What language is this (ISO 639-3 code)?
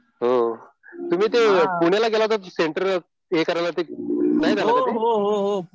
mar